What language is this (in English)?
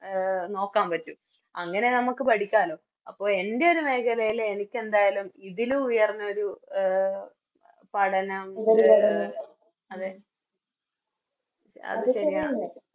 Malayalam